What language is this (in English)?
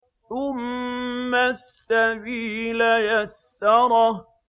Arabic